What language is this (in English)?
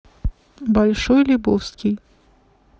Russian